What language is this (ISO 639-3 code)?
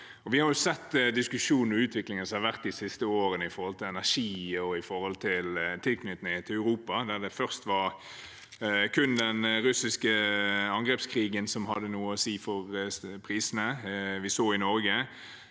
nor